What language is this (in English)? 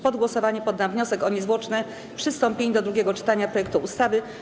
Polish